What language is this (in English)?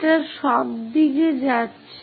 Bangla